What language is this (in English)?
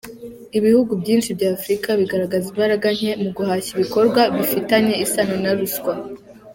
Kinyarwanda